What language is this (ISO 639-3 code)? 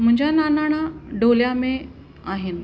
snd